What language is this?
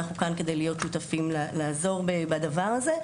Hebrew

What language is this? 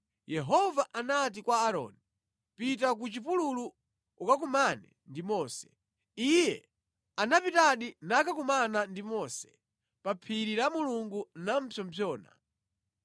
Nyanja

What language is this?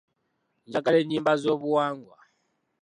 Ganda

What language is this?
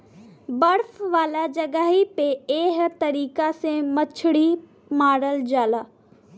Bhojpuri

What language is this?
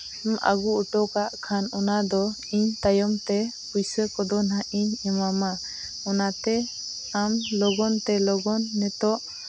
Santali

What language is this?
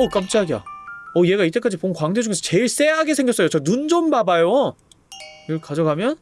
Korean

